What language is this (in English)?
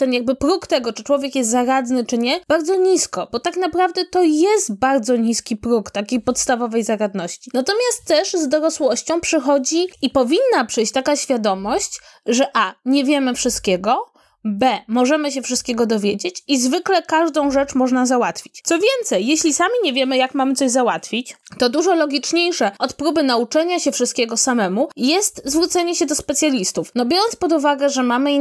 Polish